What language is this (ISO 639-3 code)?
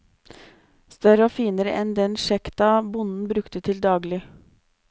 nor